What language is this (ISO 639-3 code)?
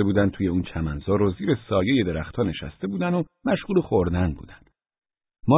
fas